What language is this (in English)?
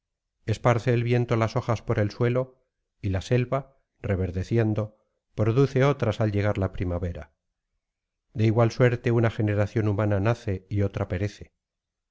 Spanish